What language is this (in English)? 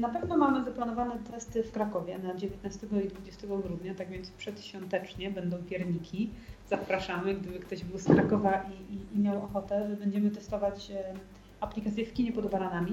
Polish